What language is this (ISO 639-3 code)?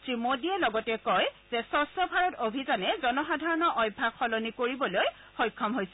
asm